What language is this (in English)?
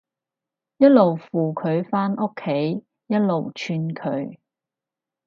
Cantonese